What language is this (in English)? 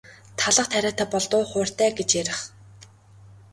Mongolian